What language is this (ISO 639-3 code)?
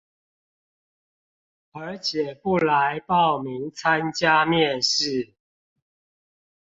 zho